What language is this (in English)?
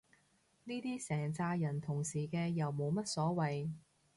Cantonese